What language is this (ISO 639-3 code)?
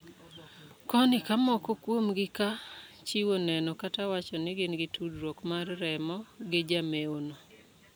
luo